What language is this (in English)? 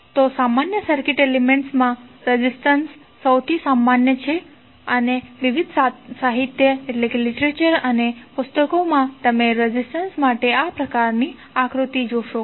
Gujarati